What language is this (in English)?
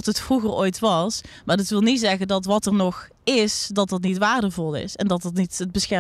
Dutch